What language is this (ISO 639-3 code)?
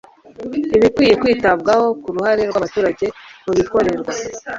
kin